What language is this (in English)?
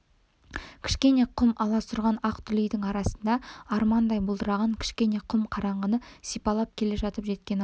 Kazakh